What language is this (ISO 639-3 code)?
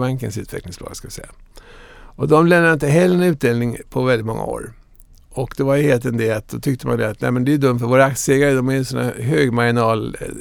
swe